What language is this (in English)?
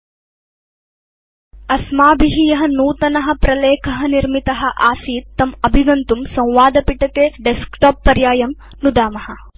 Sanskrit